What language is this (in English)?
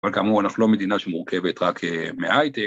Hebrew